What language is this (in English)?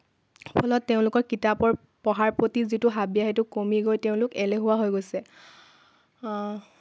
Assamese